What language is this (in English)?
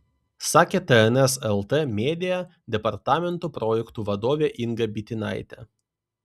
Lithuanian